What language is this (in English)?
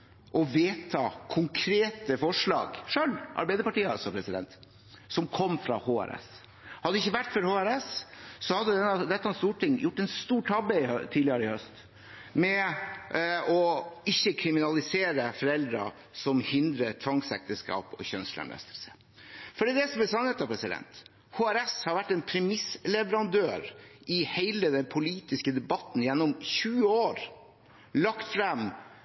Norwegian Bokmål